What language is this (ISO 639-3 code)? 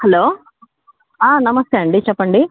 tel